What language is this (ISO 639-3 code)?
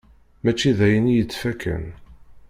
kab